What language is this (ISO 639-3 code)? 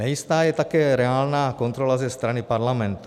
ces